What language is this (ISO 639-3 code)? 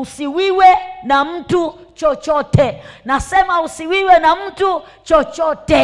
swa